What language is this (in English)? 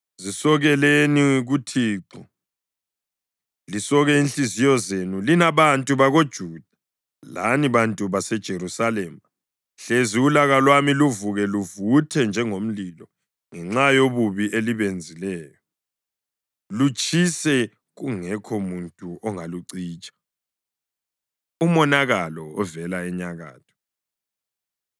North Ndebele